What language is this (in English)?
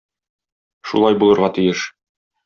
Tatar